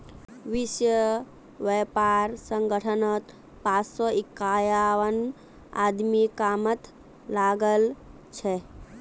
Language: Magahi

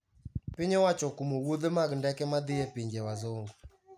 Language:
Luo (Kenya and Tanzania)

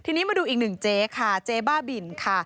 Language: Thai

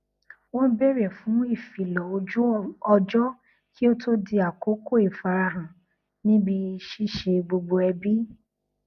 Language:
Yoruba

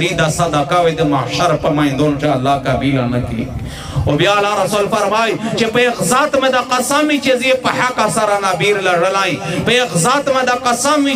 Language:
Romanian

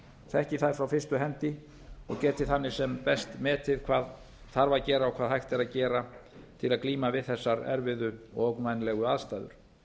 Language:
Icelandic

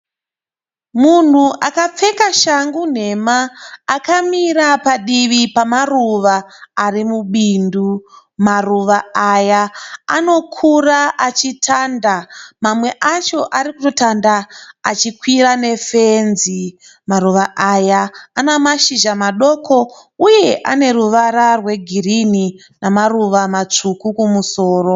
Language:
Shona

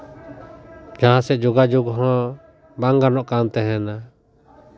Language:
Santali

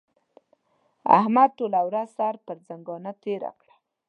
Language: Pashto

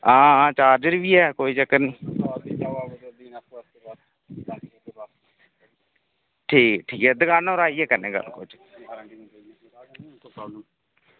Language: Dogri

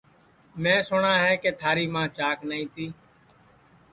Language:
Sansi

